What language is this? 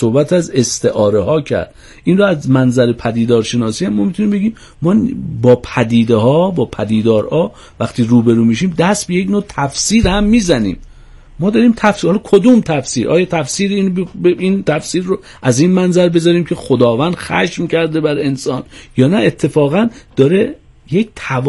Persian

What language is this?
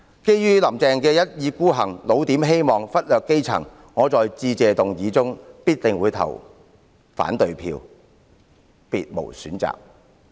Cantonese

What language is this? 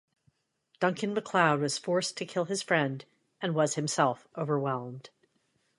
English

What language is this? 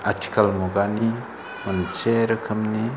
Bodo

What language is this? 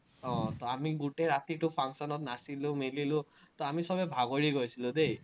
Assamese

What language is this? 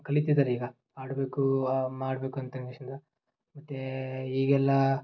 Kannada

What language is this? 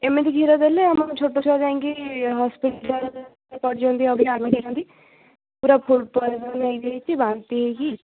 Odia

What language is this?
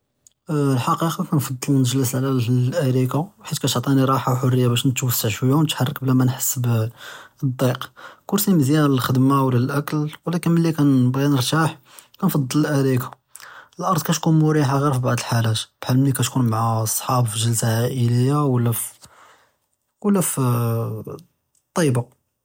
Judeo-Arabic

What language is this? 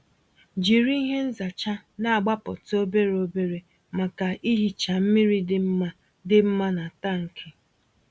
Igbo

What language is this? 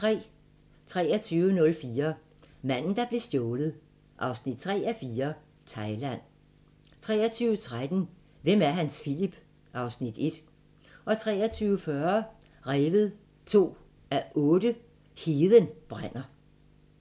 Danish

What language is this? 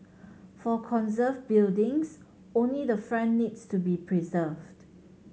English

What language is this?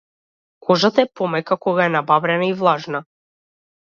Macedonian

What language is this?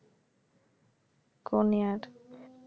Bangla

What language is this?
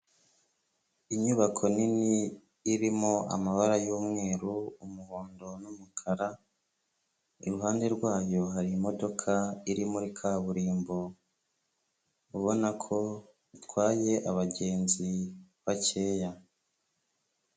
Kinyarwanda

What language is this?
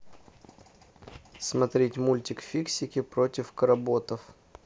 Russian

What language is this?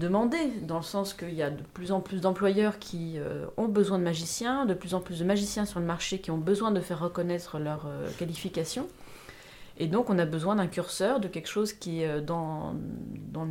French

